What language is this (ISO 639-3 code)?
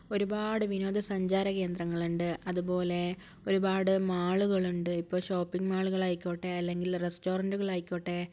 mal